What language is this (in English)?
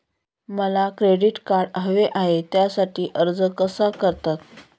Marathi